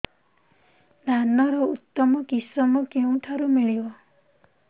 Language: Odia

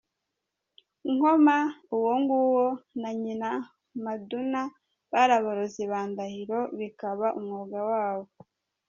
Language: Kinyarwanda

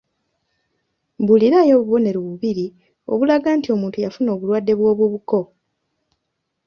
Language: Ganda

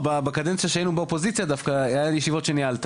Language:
Hebrew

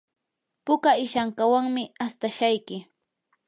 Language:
Yanahuanca Pasco Quechua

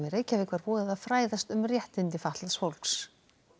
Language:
Icelandic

